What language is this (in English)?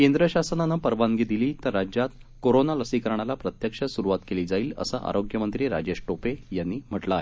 Marathi